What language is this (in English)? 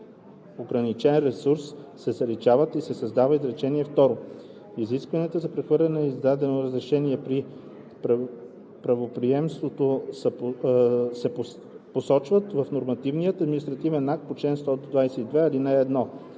Bulgarian